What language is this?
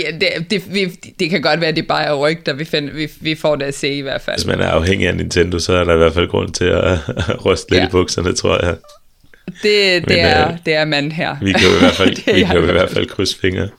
Danish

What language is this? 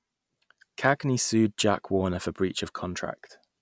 English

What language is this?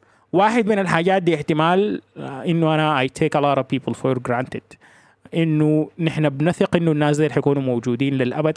Arabic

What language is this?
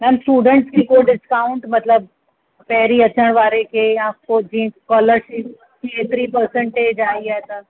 Sindhi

